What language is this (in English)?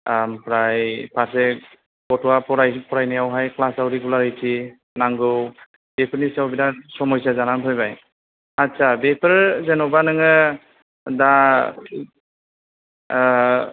Bodo